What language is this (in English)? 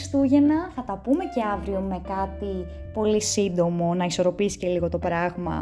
Greek